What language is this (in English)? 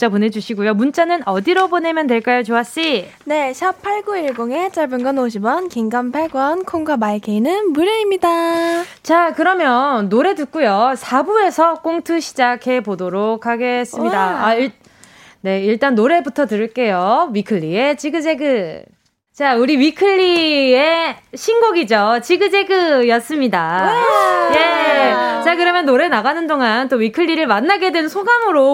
Korean